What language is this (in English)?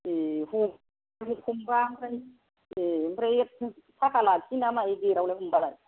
Bodo